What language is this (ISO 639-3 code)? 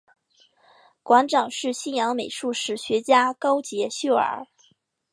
zho